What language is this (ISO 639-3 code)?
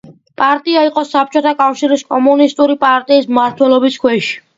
kat